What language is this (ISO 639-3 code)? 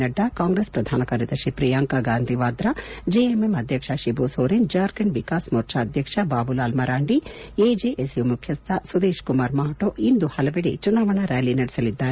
kan